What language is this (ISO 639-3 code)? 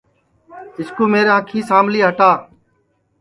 ssi